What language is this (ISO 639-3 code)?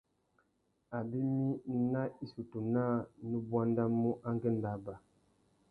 bag